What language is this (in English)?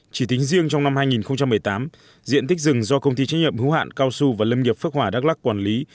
Vietnamese